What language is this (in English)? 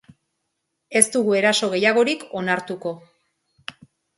Basque